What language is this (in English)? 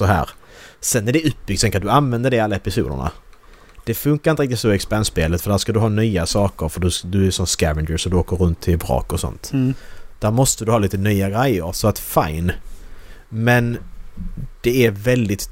Swedish